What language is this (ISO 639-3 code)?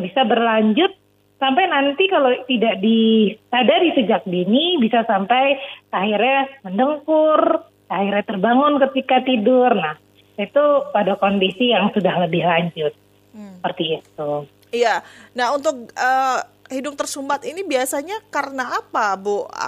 ind